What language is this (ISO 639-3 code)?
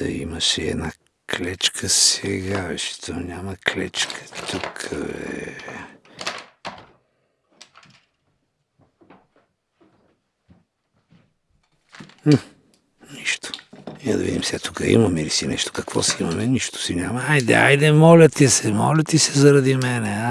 bul